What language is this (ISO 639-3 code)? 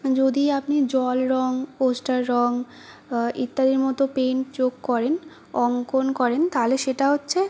ben